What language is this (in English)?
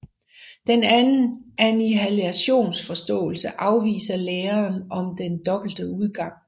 Danish